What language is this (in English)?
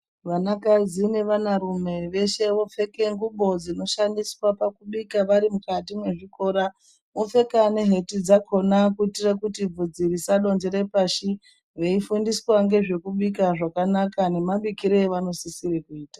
Ndau